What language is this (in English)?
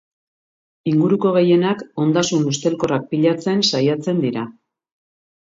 Basque